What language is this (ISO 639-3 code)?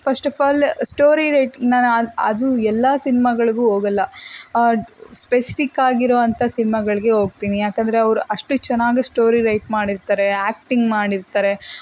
kan